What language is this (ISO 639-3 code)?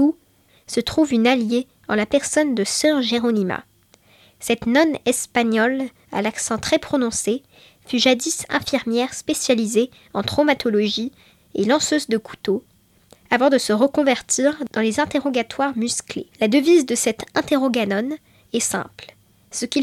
fra